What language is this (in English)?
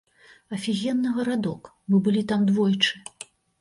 Belarusian